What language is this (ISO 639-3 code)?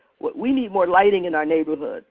eng